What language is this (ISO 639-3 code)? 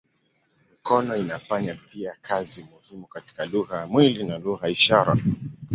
swa